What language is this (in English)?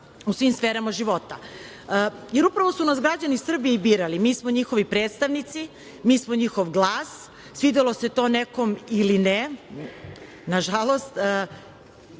Serbian